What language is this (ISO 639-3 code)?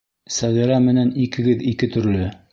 bak